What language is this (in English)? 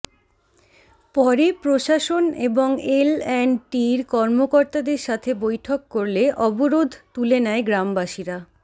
Bangla